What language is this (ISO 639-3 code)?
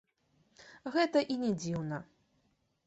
bel